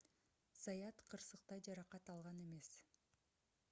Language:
Kyrgyz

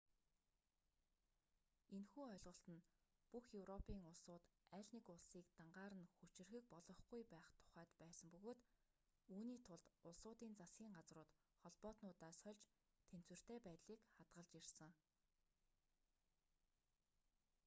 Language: Mongolian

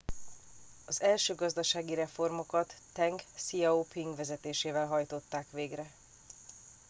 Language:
Hungarian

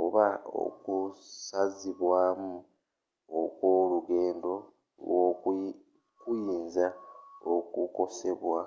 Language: Ganda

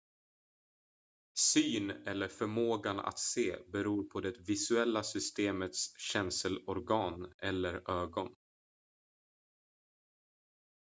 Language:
Swedish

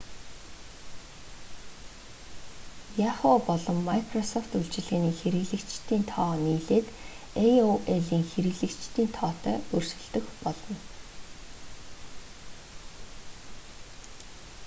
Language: Mongolian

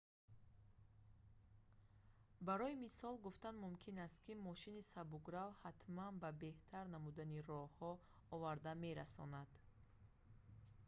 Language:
Tajik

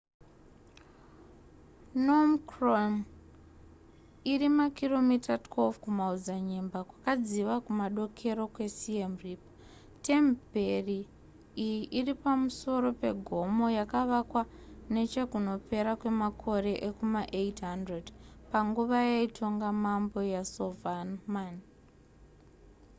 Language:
Shona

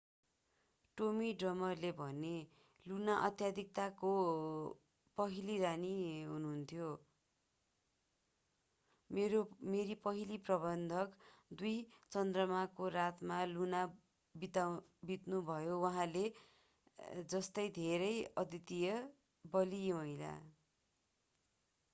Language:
Nepali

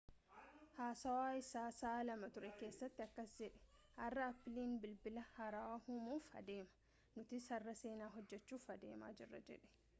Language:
Oromo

